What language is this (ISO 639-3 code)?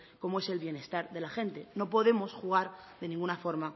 spa